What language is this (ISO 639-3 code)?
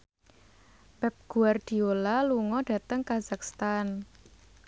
jav